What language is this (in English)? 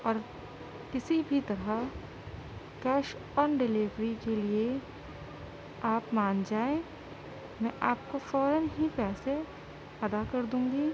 Urdu